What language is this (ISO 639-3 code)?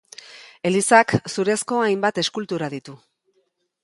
eus